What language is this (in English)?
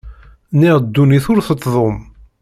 Kabyle